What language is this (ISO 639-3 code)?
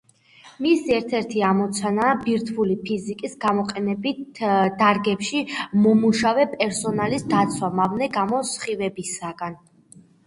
kat